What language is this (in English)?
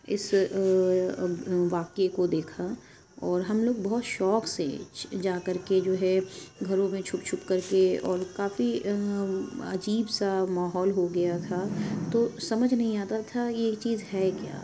Urdu